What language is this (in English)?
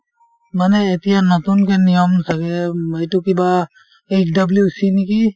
Assamese